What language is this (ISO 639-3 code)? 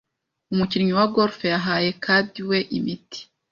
kin